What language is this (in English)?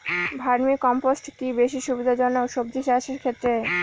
Bangla